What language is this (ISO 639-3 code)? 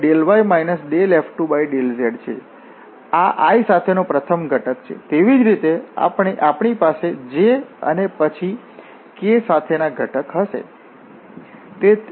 guj